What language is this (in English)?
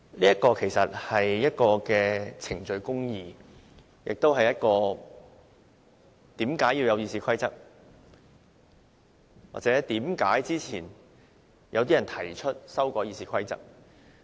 Cantonese